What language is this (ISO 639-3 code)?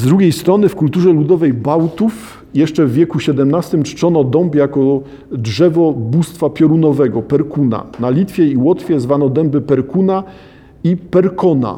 pol